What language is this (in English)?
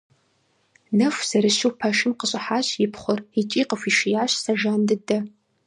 Kabardian